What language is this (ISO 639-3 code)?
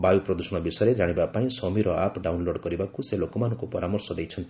ori